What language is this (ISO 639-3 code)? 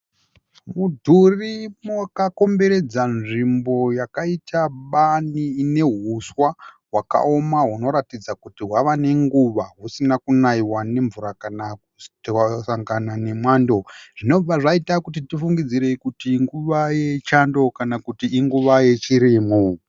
sna